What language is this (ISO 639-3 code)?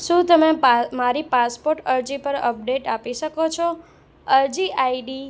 guj